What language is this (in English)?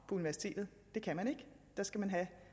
Danish